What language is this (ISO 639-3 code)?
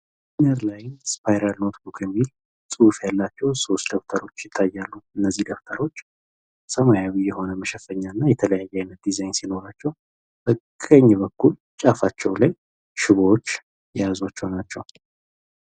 amh